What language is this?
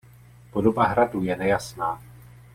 Czech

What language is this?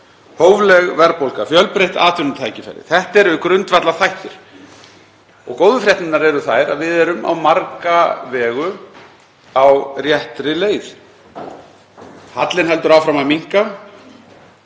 Icelandic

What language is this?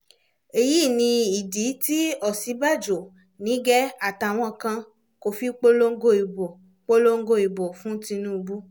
Yoruba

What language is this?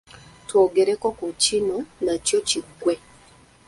Ganda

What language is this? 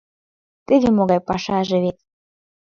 Mari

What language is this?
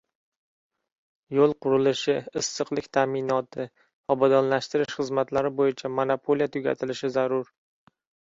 Uzbek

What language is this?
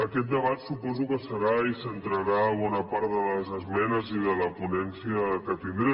Catalan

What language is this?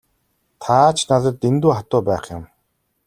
Mongolian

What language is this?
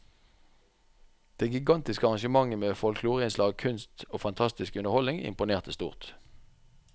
Norwegian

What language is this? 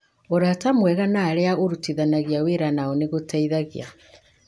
Kikuyu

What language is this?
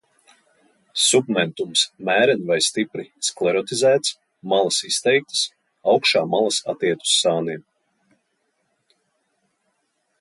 Latvian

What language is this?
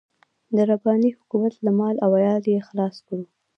Pashto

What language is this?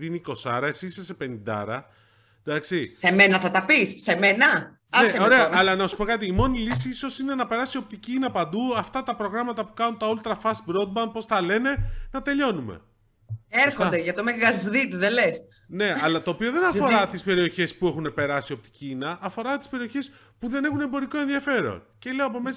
Greek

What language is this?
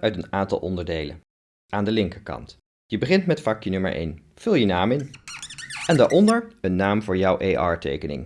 Dutch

